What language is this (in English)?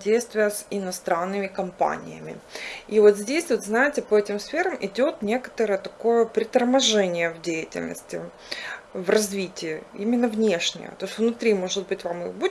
Russian